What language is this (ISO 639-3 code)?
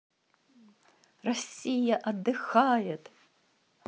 rus